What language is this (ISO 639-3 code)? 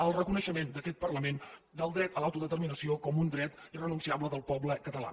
cat